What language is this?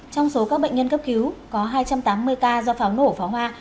Vietnamese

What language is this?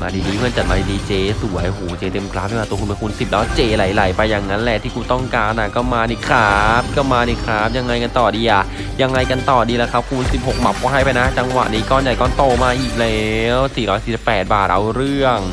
Thai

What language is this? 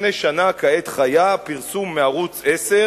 Hebrew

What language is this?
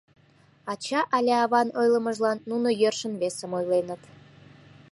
Mari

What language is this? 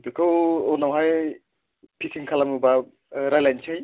Bodo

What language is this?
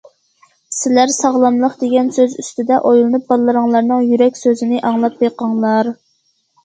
Uyghur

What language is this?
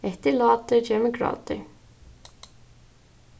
Faroese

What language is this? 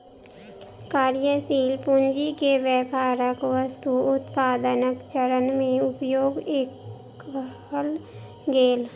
Maithili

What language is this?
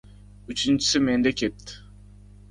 Uzbek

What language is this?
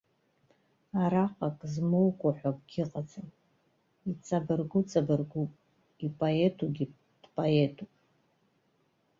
Abkhazian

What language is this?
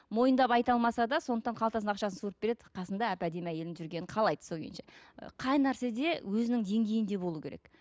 Kazakh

